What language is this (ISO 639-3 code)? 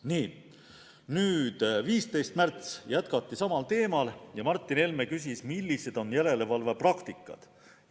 est